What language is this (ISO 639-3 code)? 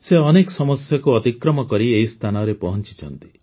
ori